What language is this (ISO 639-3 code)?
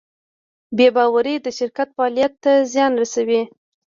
pus